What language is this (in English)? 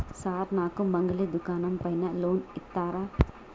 Telugu